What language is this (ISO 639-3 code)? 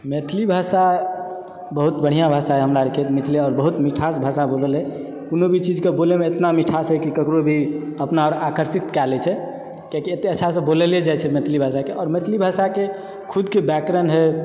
mai